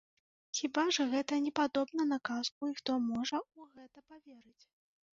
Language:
Belarusian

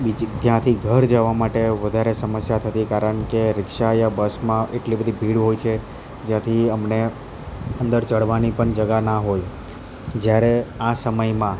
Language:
Gujarati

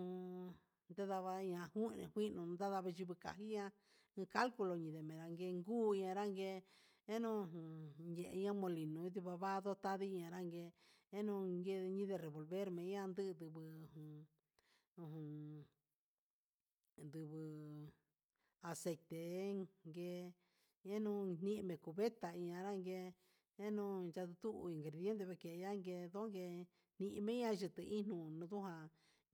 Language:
Huitepec Mixtec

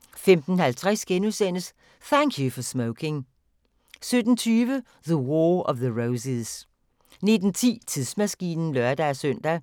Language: Danish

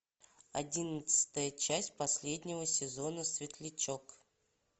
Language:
Russian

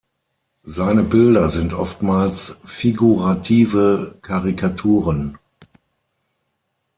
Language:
German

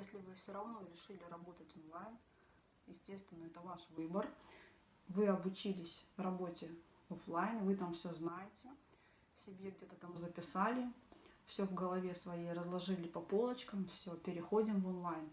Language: Russian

